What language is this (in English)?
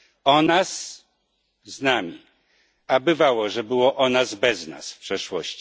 Polish